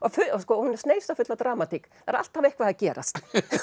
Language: Icelandic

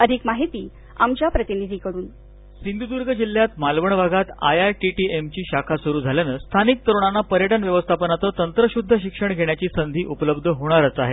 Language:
Marathi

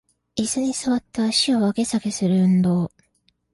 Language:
Japanese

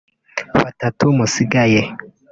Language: Kinyarwanda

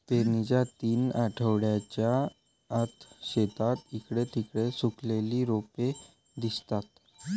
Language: Marathi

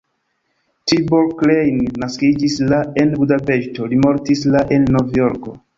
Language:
Esperanto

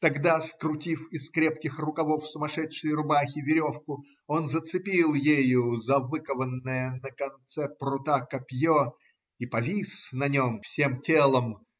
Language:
Russian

